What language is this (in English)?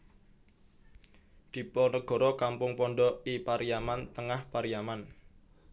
Javanese